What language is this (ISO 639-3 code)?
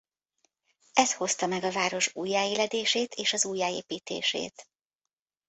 hun